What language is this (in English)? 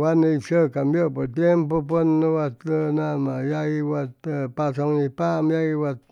Chimalapa Zoque